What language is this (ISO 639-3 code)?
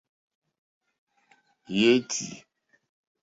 bri